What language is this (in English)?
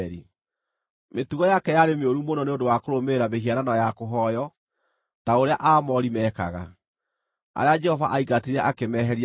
Kikuyu